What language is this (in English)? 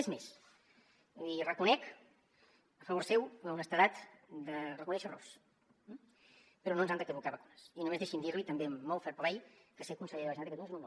Catalan